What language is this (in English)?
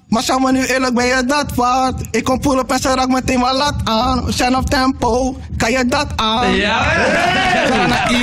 Dutch